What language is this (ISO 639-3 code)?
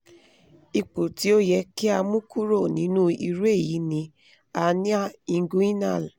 yor